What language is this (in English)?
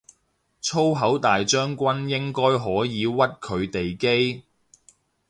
Cantonese